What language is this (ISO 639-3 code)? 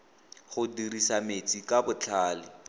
tsn